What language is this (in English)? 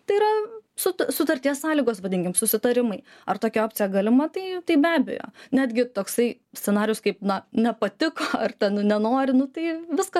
Lithuanian